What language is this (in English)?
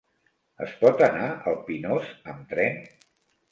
Catalan